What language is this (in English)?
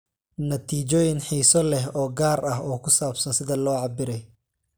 Somali